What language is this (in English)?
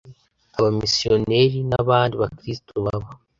Kinyarwanda